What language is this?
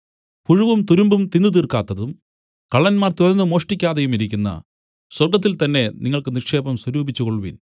Malayalam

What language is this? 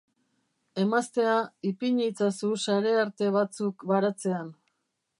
Basque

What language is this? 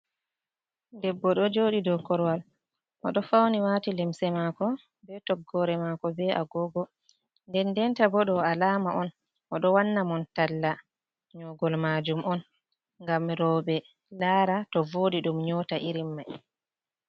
Fula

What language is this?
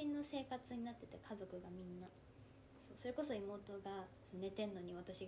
Japanese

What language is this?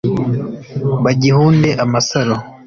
Kinyarwanda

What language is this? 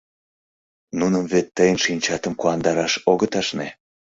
Mari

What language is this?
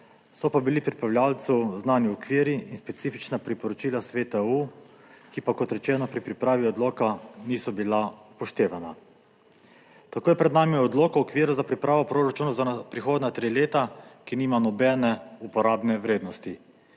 Slovenian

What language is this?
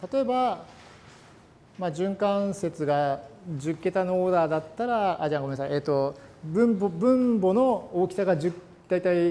Japanese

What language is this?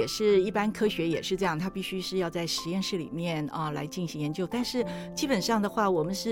Chinese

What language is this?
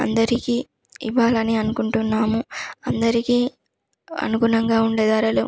Telugu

